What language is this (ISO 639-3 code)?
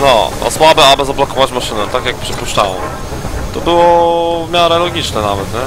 pol